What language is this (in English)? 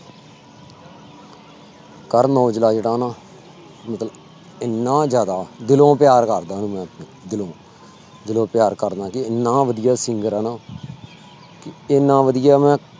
Punjabi